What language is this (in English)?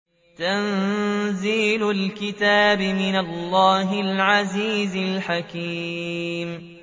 Arabic